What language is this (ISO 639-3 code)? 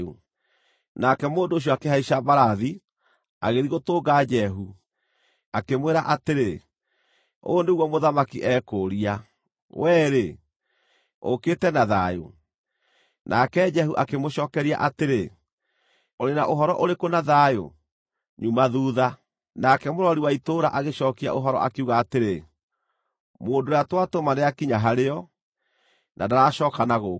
kik